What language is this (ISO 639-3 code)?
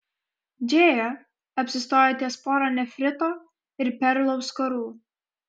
lit